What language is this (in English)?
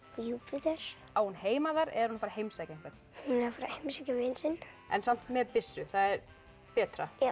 Icelandic